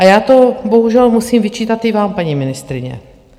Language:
Czech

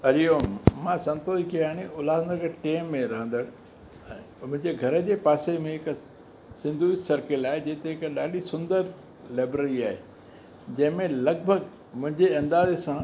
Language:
Sindhi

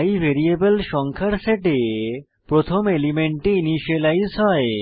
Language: Bangla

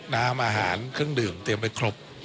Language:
Thai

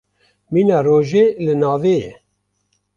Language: Kurdish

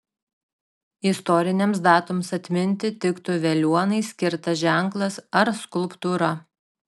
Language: Lithuanian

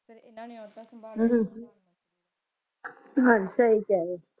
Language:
Punjabi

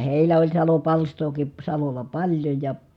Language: Finnish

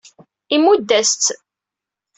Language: Kabyle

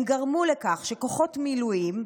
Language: Hebrew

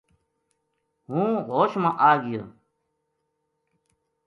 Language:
Gujari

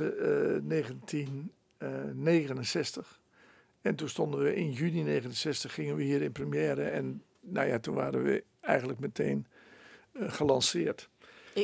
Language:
Dutch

